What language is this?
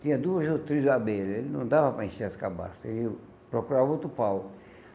Portuguese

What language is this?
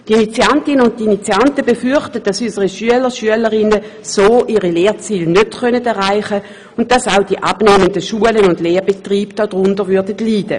Swiss German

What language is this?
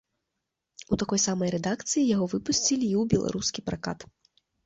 Belarusian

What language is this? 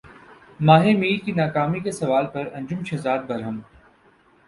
Urdu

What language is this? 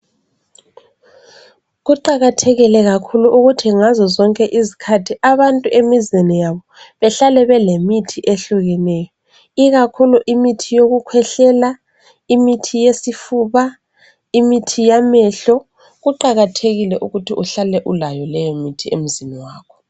North Ndebele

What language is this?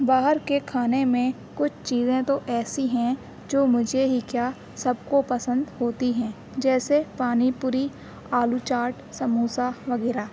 Urdu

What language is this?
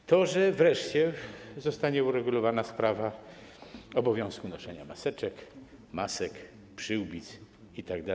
Polish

